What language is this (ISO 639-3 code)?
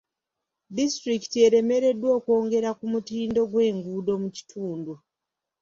lug